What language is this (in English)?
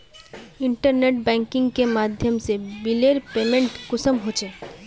Magahi